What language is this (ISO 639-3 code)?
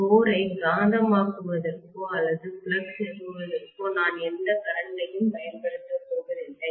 tam